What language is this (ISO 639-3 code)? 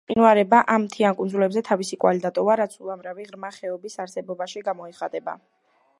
kat